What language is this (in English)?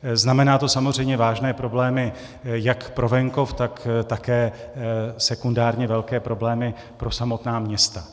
Czech